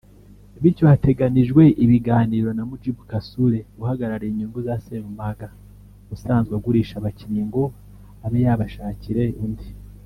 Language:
Kinyarwanda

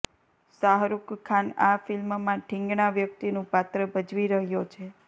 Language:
Gujarati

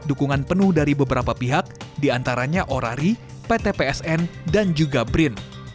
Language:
Indonesian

